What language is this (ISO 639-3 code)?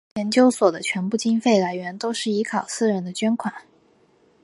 zho